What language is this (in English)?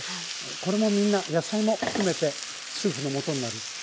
Japanese